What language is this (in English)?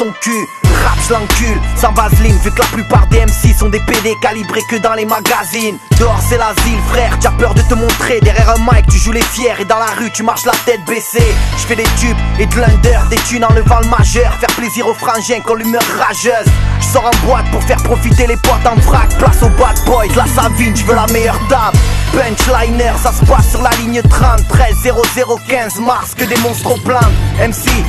French